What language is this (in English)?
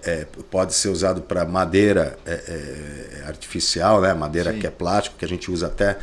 Portuguese